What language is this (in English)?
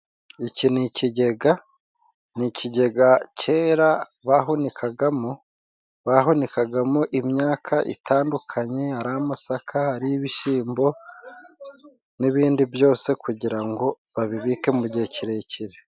Kinyarwanda